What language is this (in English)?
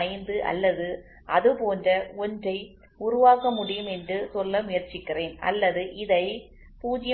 Tamil